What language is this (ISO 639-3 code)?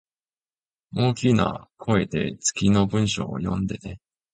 jpn